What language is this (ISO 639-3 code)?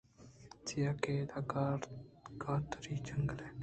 bgp